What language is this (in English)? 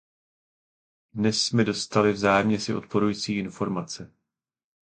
Czech